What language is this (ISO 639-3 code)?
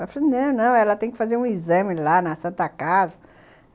por